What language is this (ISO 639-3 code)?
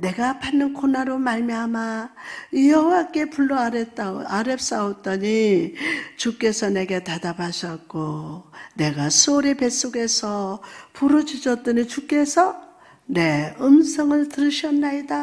kor